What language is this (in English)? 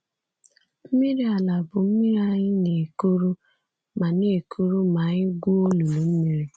Igbo